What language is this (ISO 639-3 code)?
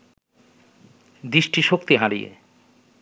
ben